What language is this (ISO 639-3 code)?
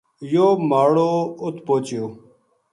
gju